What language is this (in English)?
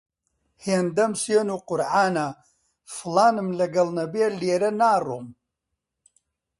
Central Kurdish